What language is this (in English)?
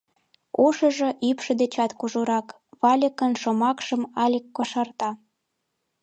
Mari